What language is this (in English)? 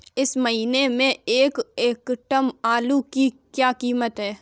Hindi